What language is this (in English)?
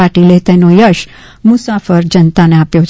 Gujarati